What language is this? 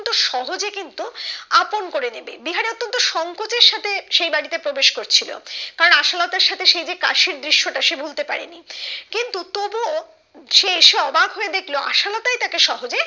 Bangla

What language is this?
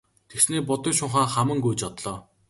Mongolian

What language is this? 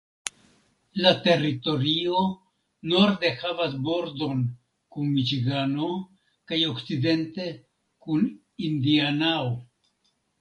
Esperanto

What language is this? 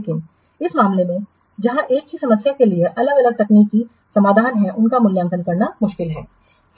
Hindi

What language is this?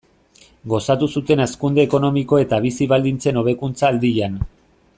Basque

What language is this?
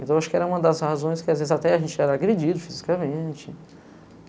Portuguese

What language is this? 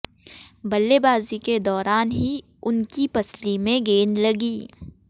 Hindi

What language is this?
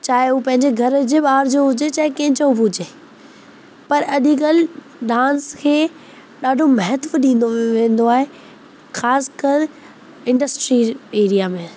Sindhi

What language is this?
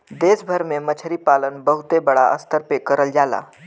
Bhojpuri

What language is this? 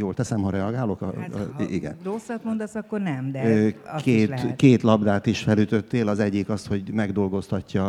Hungarian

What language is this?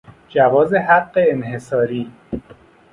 Persian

